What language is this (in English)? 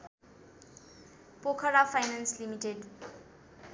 Nepali